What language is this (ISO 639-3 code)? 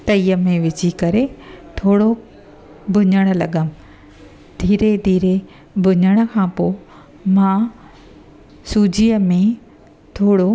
snd